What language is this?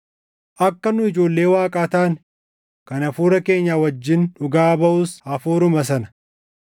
Oromo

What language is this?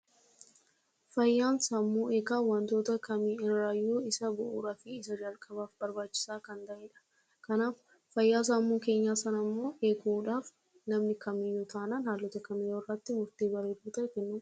Oromo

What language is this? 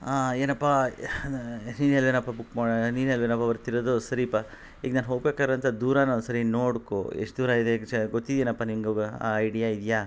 Kannada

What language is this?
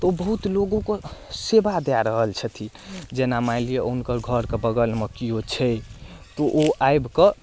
Maithili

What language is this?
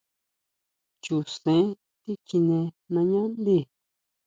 Huautla Mazatec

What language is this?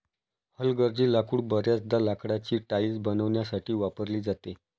Marathi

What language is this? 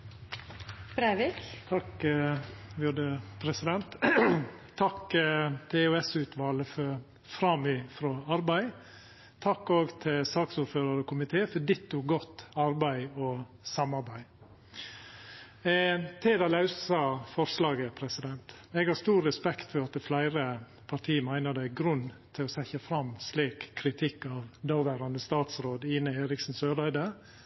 Norwegian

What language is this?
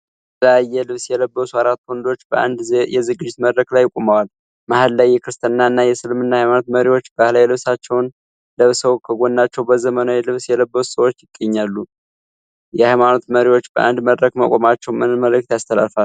Amharic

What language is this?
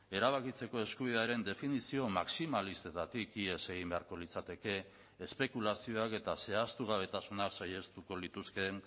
Basque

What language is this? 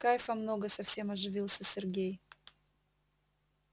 Russian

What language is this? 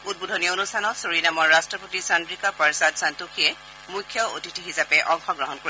Assamese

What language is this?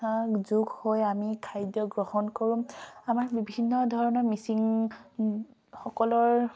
Assamese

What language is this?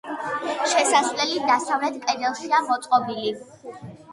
Georgian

